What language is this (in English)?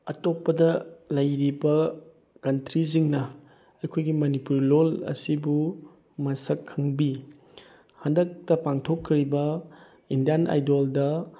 Manipuri